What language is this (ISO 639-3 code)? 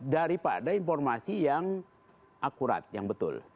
ind